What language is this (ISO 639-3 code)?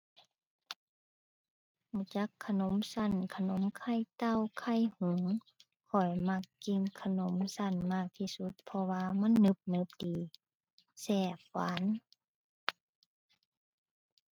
tha